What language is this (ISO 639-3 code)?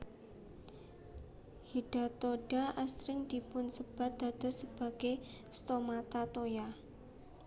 jav